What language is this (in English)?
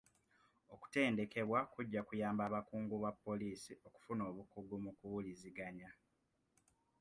Ganda